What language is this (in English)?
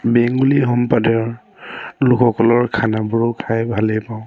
Assamese